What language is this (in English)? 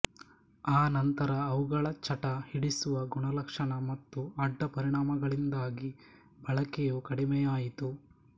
Kannada